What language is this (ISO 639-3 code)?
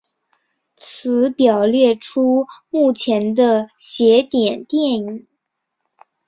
zho